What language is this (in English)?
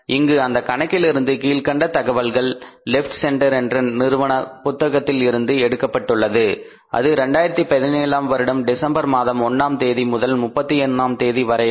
Tamil